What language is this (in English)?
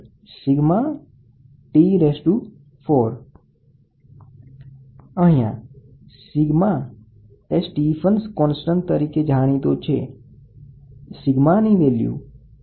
Gujarati